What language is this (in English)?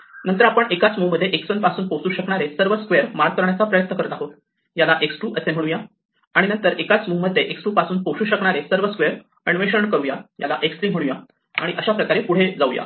Marathi